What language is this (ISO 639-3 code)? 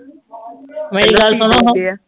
pan